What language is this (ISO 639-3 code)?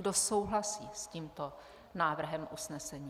ces